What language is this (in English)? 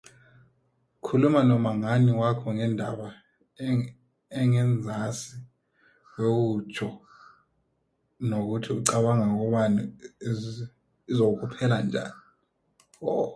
South Ndebele